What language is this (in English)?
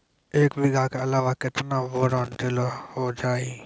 Maithili